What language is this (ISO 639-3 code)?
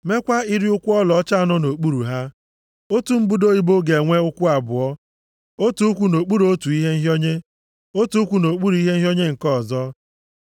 ibo